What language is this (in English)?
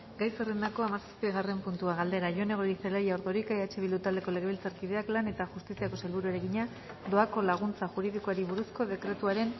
Basque